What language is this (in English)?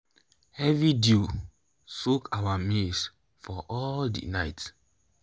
Nigerian Pidgin